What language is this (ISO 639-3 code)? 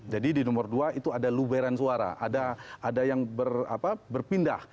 ind